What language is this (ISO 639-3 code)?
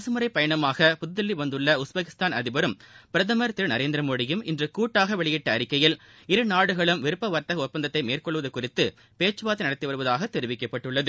tam